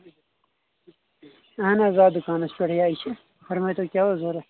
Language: Kashmiri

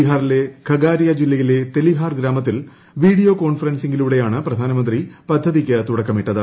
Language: Malayalam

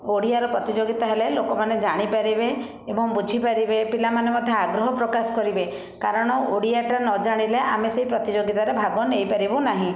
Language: Odia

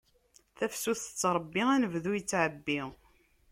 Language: Kabyle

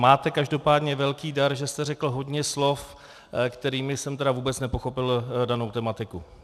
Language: Czech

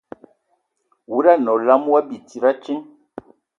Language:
Ewondo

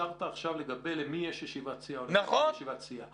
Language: Hebrew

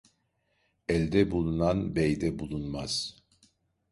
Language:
Turkish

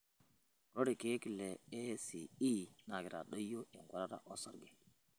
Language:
Masai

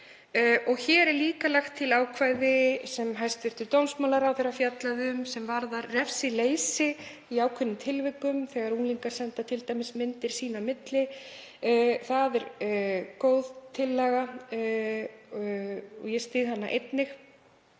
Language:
Icelandic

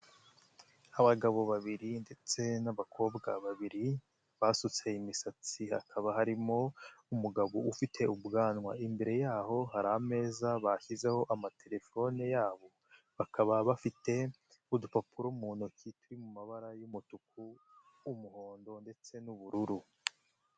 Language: Kinyarwanda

